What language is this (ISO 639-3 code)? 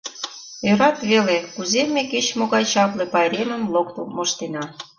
chm